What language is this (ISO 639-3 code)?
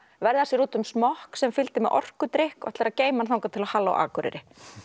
isl